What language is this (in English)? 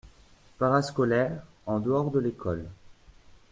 French